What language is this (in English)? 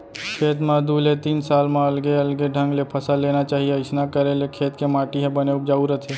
Chhattisgarhi